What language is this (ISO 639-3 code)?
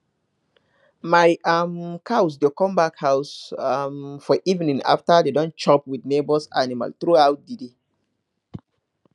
pcm